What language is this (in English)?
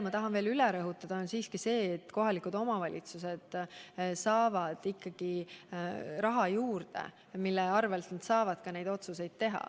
Estonian